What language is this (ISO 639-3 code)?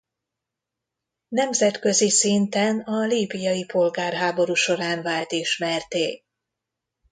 hun